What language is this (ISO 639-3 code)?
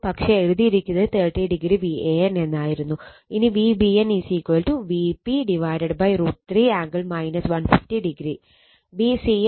mal